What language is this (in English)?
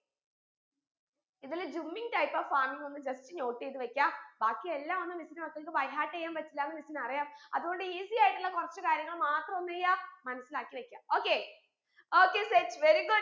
Malayalam